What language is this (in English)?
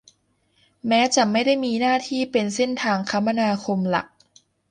Thai